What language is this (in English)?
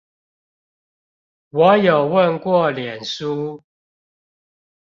Chinese